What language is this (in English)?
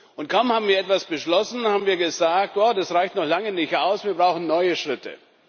German